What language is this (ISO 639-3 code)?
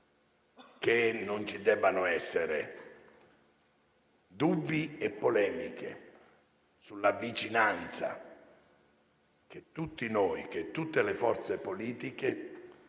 ita